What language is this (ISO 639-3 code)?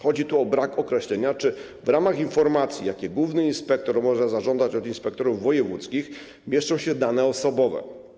pol